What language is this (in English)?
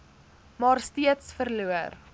Afrikaans